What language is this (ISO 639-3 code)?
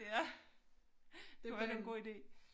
dan